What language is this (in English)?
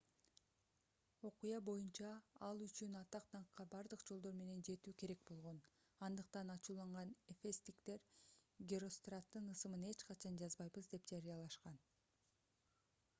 Kyrgyz